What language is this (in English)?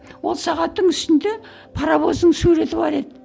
Kazakh